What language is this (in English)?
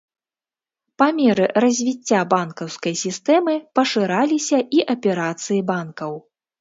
Belarusian